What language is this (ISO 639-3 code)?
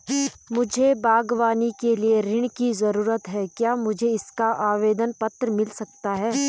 hin